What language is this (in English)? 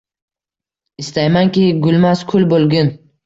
Uzbek